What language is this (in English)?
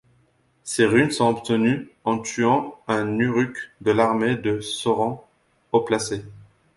French